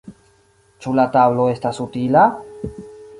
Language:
Esperanto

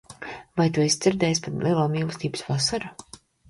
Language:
Latvian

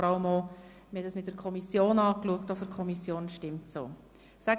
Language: Swiss German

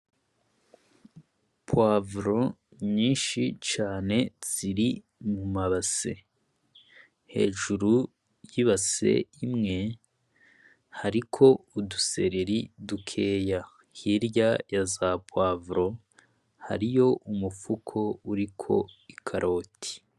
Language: Rundi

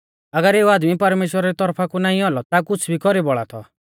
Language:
Mahasu Pahari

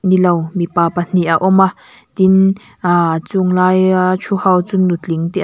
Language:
Mizo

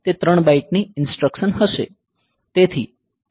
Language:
Gujarati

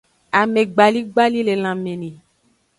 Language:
Aja (Benin)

